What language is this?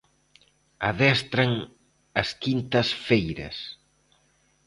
Galician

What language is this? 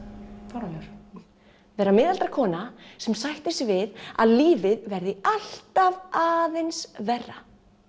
Icelandic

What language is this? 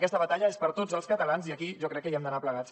Catalan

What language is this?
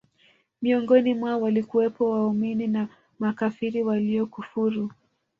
Swahili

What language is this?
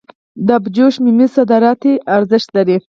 Pashto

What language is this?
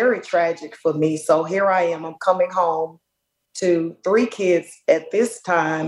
English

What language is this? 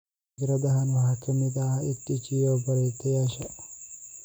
Somali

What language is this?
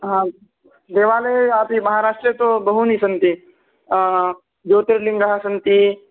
Sanskrit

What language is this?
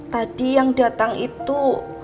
Indonesian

